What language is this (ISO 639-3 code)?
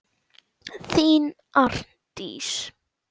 isl